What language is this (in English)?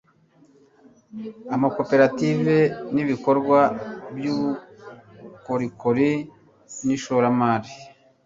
Kinyarwanda